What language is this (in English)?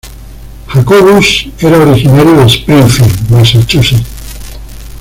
Spanish